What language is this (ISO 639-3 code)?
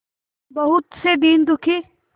hin